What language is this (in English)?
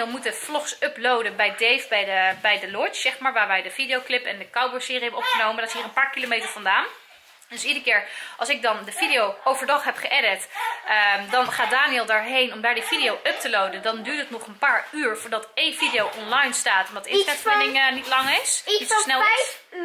Dutch